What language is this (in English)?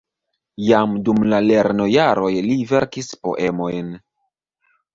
Esperanto